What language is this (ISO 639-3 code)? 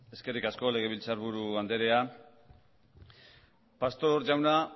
eus